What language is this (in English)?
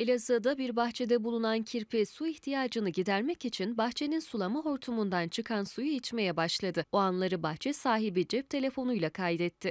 Turkish